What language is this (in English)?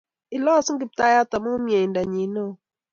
Kalenjin